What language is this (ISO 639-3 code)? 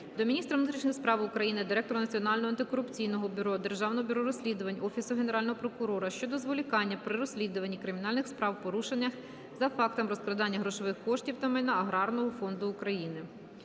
ukr